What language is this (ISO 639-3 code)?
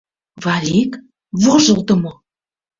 chm